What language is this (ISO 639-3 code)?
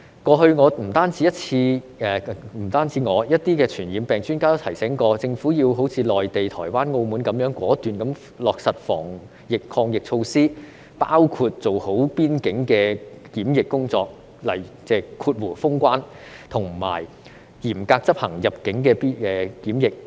yue